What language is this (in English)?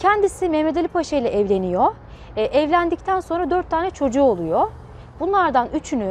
Turkish